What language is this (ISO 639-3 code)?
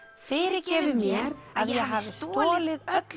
isl